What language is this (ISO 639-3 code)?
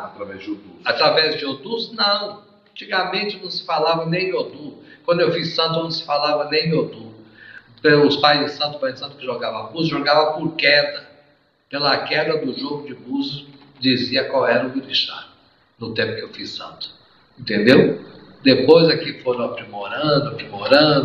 por